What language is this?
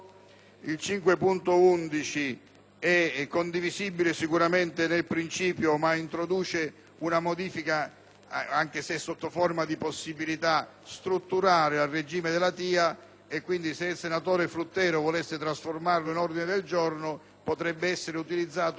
Italian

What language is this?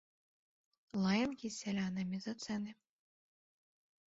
Belarusian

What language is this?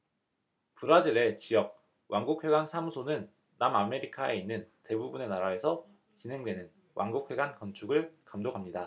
Korean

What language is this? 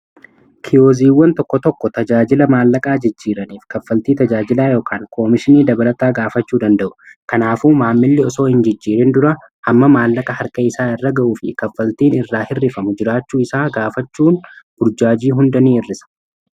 Oromo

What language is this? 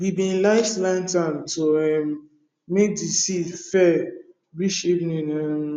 Nigerian Pidgin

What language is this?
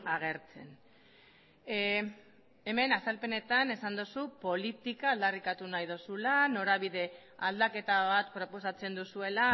Basque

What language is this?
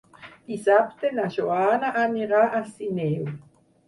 Catalan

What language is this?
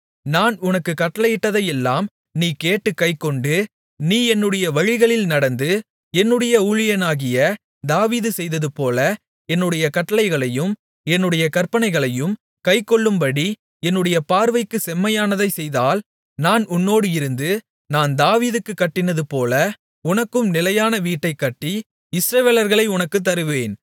Tamil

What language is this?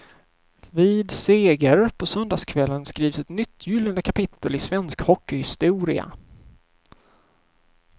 Swedish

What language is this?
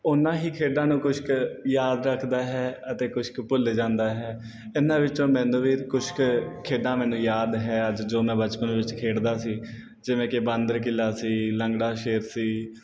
Punjabi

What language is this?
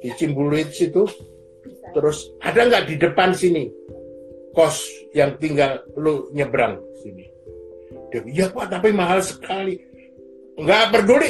Indonesian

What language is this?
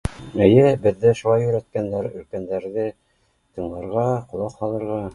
Bashkir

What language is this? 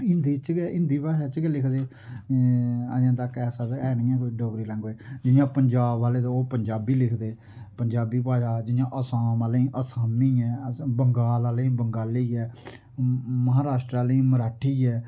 Dogri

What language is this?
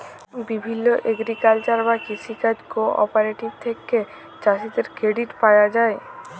Bangla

